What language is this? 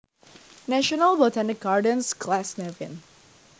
Javanese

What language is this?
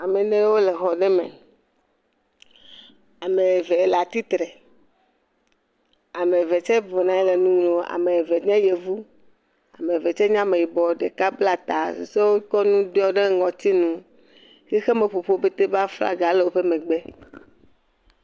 Ewe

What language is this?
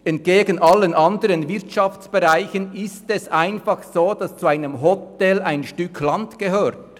Swiss German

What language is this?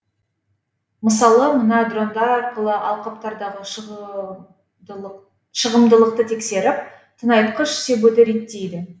Kazakh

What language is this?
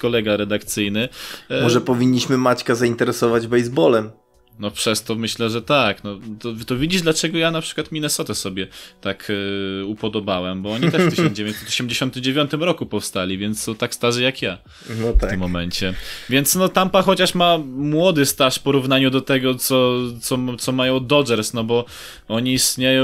Polish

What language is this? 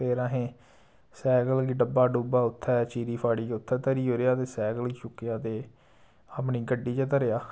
Dogri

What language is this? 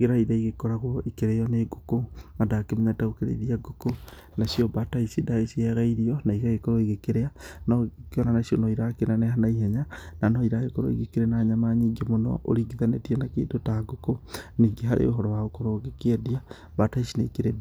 Kikuyu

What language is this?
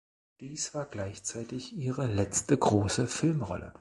German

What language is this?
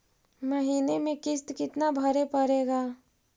Magahi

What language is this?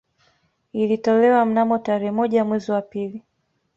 Swahili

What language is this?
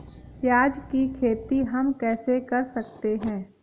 Hindi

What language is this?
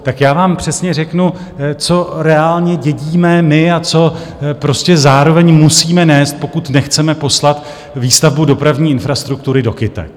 Czech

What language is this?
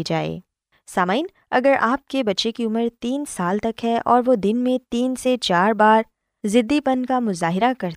Urdu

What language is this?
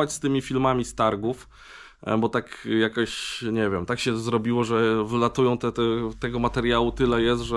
Polish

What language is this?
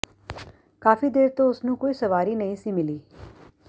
Punjabi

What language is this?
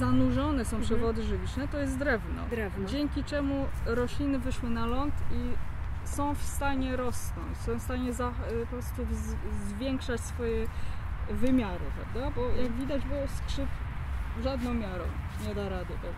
Polish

